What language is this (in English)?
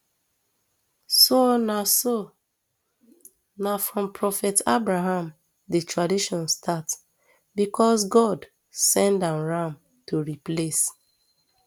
Nigerian Pidgin